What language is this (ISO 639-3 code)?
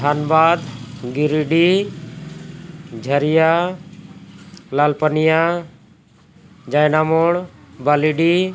sat